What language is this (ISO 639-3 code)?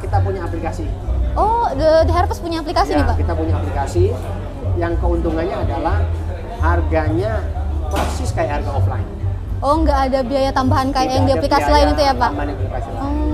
ind